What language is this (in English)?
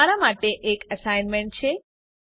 Gujarati